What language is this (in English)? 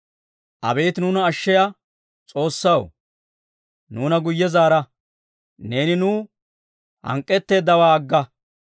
Dawro